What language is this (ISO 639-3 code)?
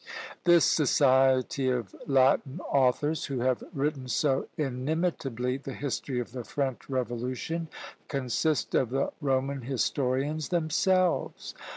eng